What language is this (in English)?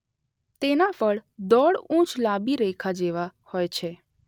Gujarati